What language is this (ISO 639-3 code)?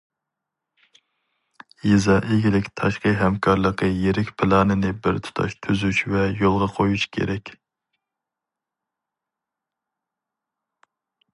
uig